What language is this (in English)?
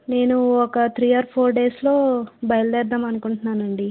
Telugu